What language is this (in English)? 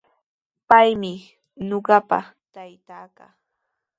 Sihuas Ancash Quechua